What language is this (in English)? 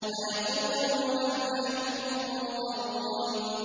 Arabic